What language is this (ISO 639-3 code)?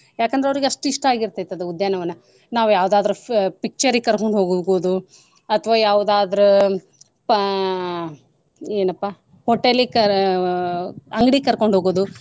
kan